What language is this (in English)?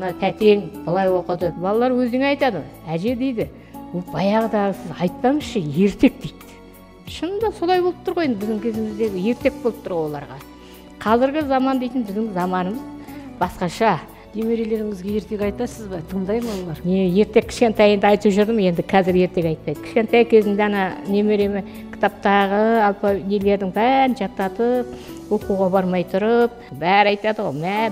Turkish